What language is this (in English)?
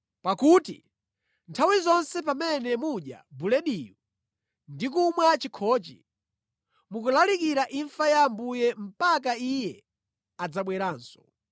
Nyanja